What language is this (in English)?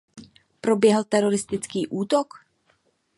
Czech